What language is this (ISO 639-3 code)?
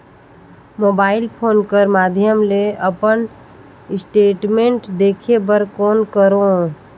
hne